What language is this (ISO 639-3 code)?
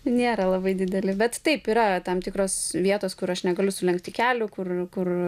lit